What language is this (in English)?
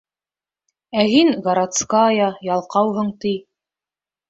Bashkir